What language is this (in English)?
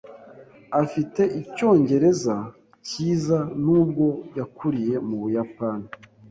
Kinyarwanda